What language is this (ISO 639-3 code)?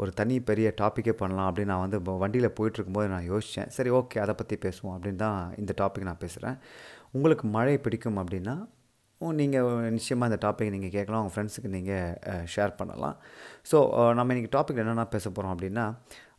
tam